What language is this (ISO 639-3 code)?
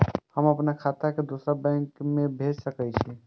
mai